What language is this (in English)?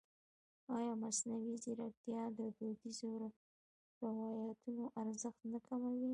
Pashto